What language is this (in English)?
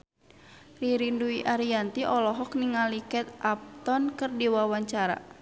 Sundanese